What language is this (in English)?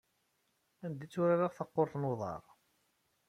Kabyle